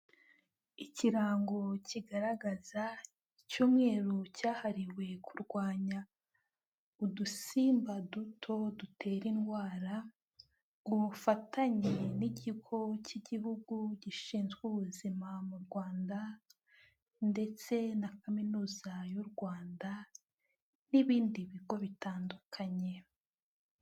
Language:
Kinyarwanda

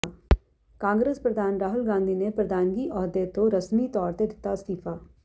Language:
Punjabi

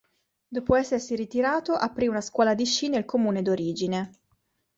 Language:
Italian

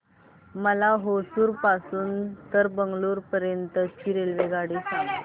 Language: Marathi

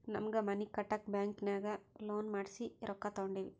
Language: Kannada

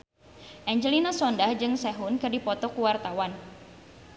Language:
Sundanese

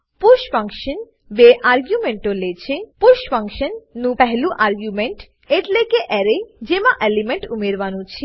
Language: Gujarati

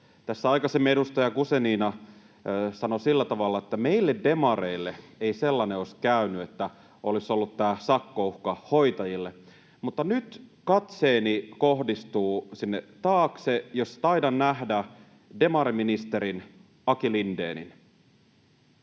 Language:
Finnish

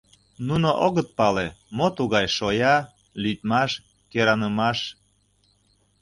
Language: Mari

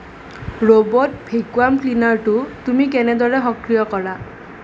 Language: Assamese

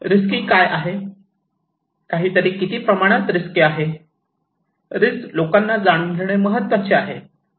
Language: Marathi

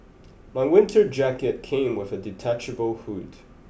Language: English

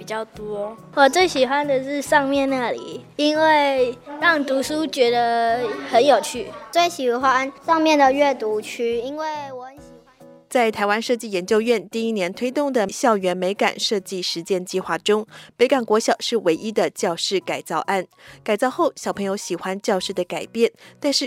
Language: Chinese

